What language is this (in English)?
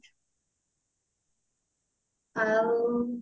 Odia